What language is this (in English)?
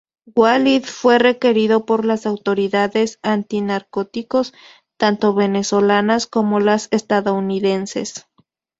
Spanish